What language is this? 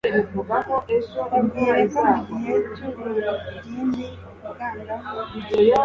Kinyarwanda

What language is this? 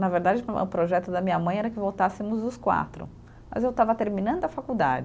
Portuguese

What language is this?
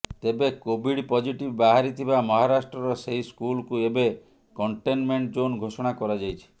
Odia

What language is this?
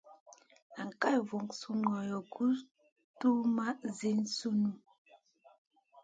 Masana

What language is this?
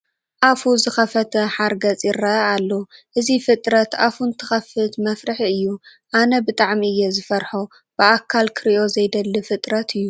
Tigrinya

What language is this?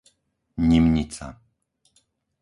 Slovak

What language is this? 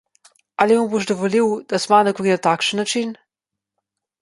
Slovenian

